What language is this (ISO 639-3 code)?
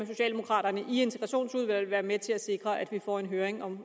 dan